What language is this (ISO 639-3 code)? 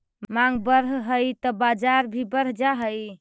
mag